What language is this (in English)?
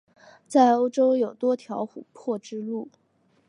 Chinese